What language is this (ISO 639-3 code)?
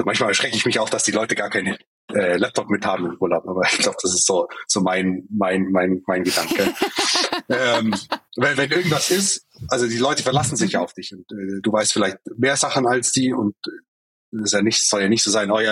deu